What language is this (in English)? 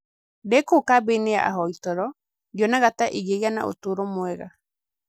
Kikuyu